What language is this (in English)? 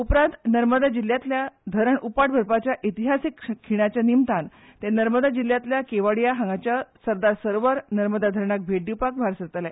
Konkani